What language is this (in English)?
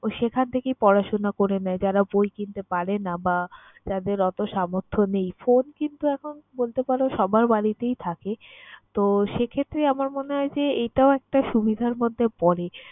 Bangla